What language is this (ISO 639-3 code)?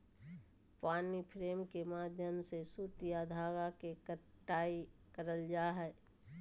mag